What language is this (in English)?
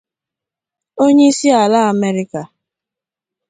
Igbo